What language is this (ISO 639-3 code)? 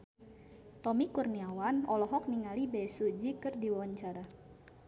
sun